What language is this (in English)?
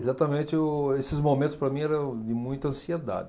Portuguese